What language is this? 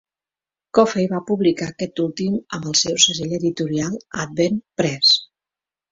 Catalan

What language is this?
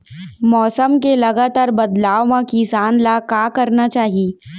Chhattisgarhi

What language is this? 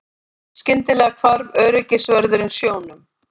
Icelandic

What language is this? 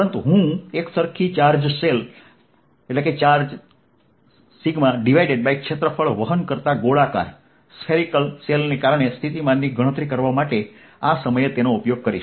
Gujarati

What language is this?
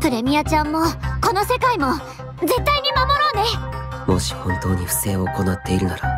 Japanese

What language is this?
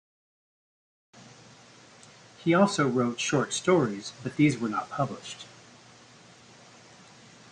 English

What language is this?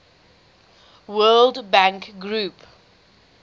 English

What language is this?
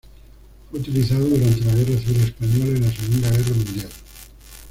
Spanish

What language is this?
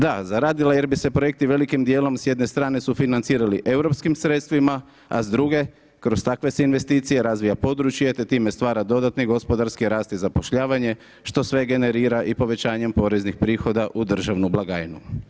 Croatian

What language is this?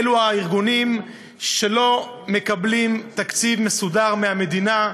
Hebrew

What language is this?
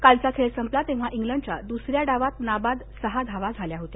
Marathi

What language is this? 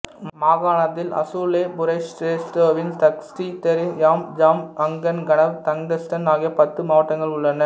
Tamil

